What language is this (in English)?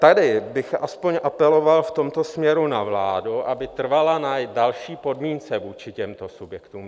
Czech